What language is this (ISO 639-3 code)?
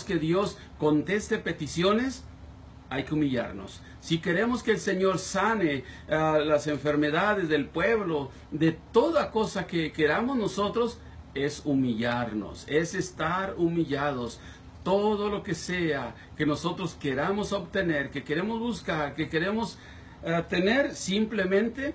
spa